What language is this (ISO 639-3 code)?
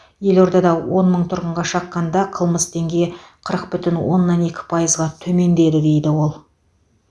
kaz